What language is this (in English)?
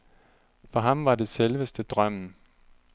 Danish